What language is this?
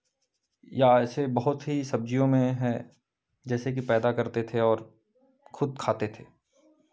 Hindi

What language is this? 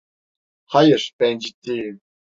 Turkish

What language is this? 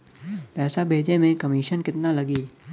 Bhojpuri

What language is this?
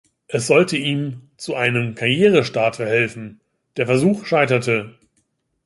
German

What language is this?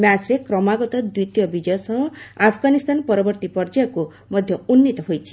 Odia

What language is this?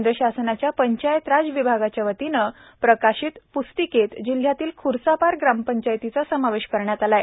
Marathi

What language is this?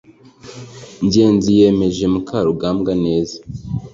Kinyarwanda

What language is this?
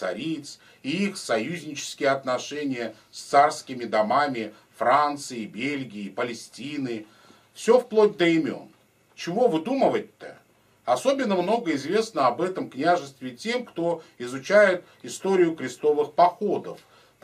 Russian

